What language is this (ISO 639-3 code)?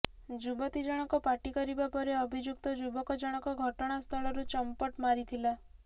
ori